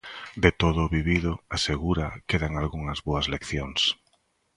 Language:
Galician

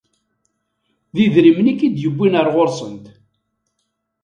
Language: Kabyle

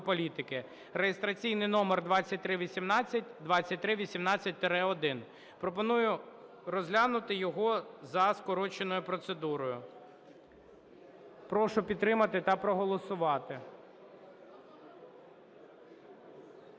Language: Ukrainian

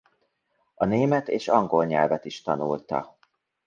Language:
Hungarian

